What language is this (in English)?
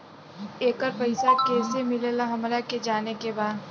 Bhojpuri